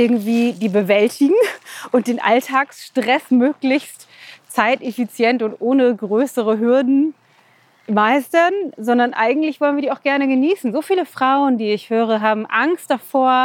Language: German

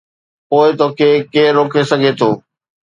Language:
Sindhi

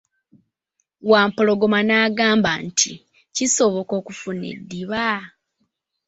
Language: Ganda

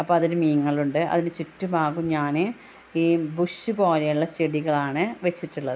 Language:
Malayalam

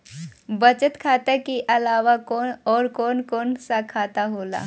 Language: Bhojpuri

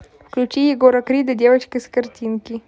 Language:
Russian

